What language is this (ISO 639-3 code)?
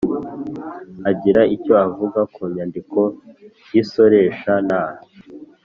kin